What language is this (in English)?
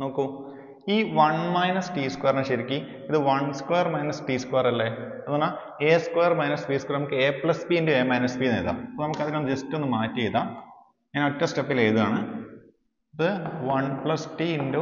Malayalam